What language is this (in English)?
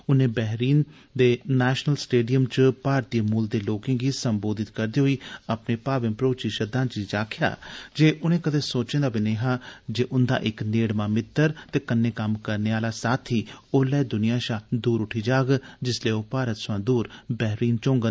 Dogri